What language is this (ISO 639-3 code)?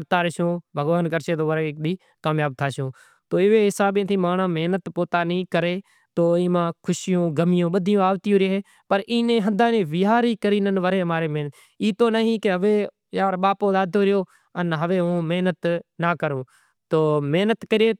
gjk